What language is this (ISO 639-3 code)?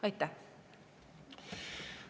est